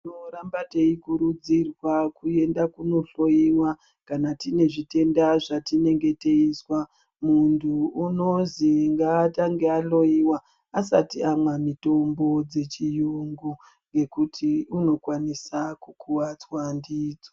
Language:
Ndau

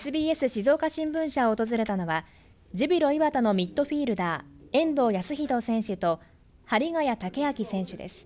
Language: Japanese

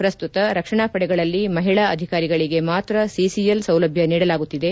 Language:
Kannada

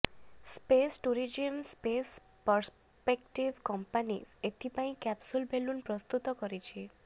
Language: Odia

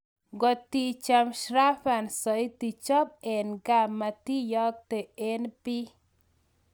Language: Kalenjin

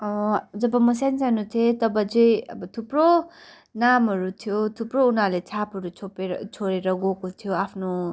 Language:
Nepali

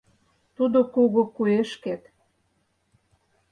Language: Mari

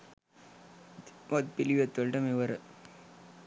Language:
Sinhala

